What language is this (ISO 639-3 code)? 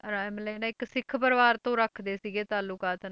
pan